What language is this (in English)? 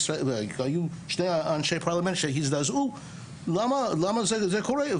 Hebrew